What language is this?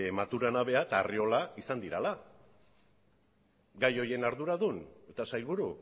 Basque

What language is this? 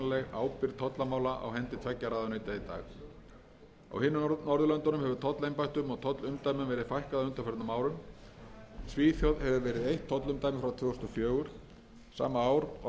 Icelandic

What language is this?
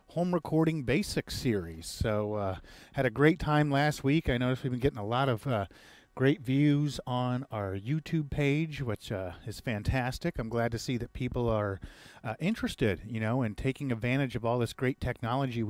English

